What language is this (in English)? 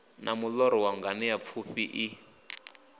Venda